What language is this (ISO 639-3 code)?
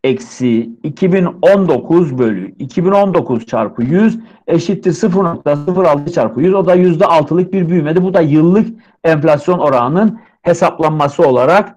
tur